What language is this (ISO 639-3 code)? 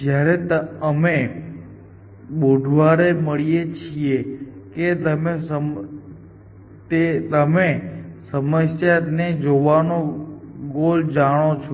guj